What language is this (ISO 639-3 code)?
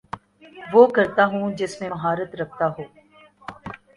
urd